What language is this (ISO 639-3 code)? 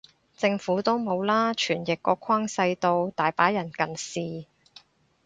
yue